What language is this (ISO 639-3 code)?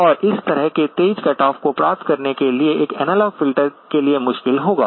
hin